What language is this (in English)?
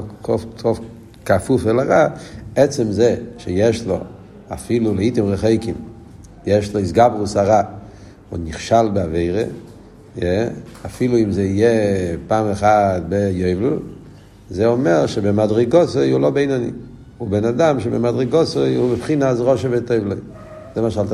Hebrew